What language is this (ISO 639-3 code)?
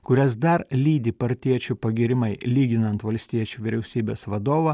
lit